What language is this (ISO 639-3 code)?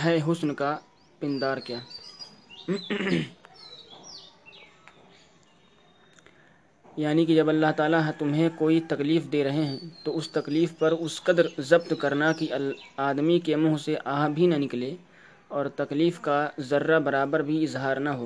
urd